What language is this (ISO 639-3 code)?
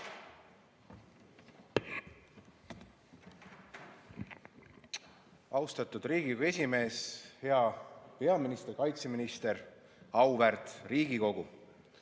est